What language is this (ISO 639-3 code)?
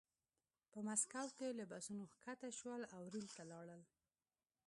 pus